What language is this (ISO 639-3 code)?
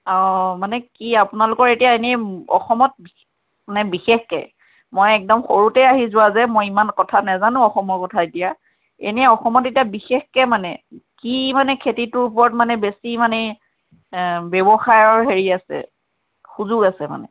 asm